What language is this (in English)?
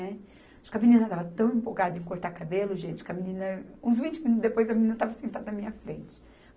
Portuguese